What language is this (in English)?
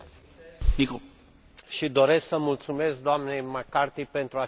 Romanian